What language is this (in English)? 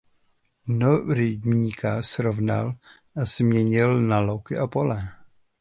Czech